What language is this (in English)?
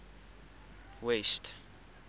Afrikaans